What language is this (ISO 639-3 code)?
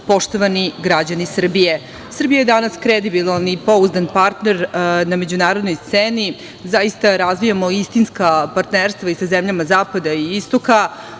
srp